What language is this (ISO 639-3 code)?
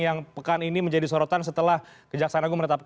ind